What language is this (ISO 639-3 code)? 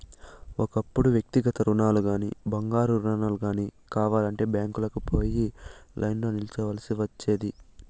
tel